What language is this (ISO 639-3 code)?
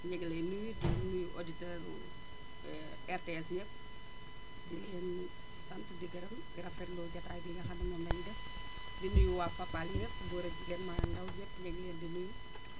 wol